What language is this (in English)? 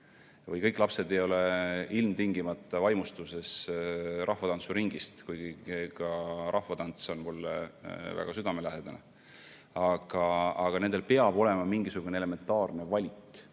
Estonian